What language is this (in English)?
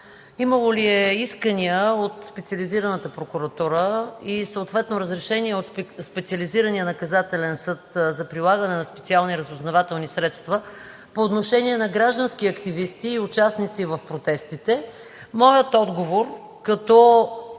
Bulgarian